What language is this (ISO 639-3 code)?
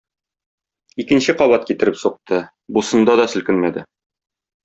tat